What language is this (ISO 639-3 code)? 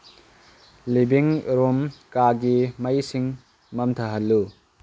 mni